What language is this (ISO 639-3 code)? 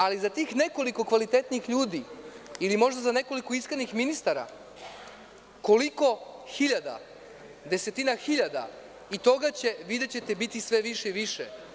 srp